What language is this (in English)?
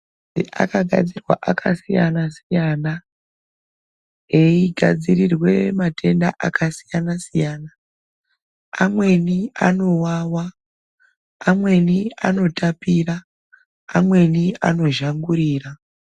Ndau